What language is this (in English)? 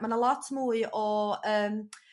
Welsh